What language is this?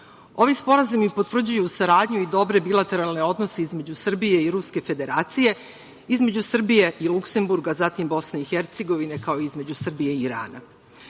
Serbian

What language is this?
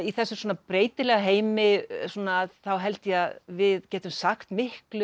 Icelandic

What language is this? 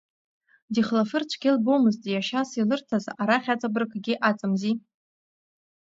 Abkhazian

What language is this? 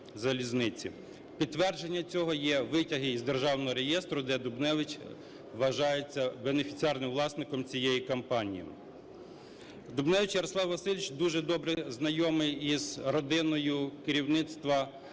Ukrainian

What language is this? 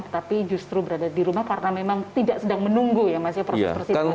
Indonesian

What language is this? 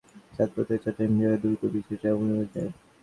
Bangla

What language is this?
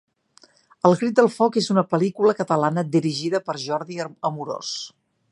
Catalan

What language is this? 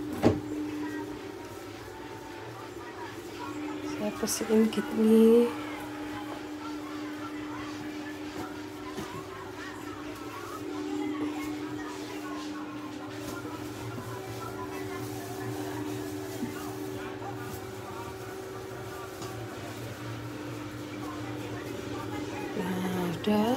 Indonesian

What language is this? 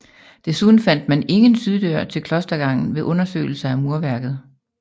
Danish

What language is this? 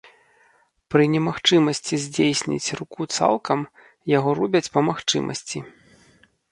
Belarusian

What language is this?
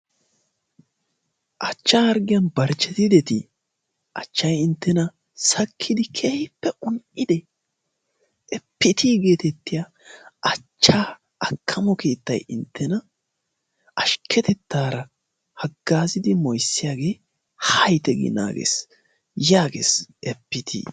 Wolaytta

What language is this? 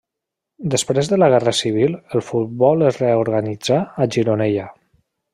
Catalan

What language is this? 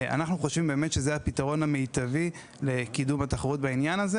Hebrew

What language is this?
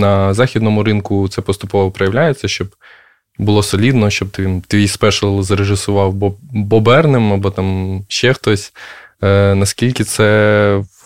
Ukrainian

